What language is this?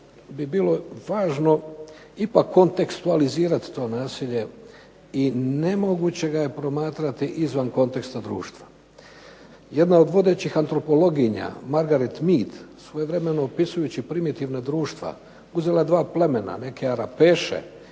Croatian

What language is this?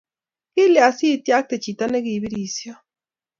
Kalenjin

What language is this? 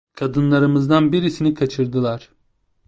Turkish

